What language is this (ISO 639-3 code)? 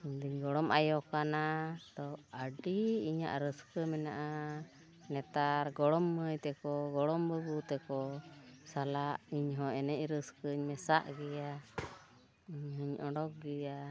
sat